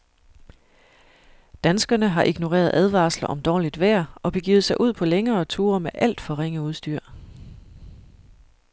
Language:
Danish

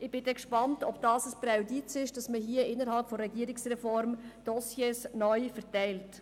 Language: Swiss German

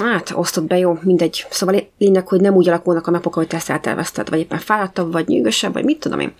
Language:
Hungarian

